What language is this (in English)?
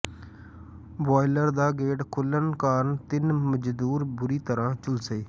Punjabi